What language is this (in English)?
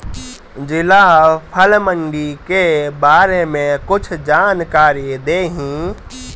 Bhojpuri